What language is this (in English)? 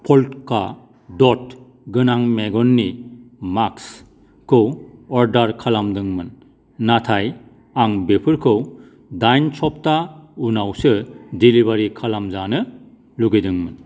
Bodo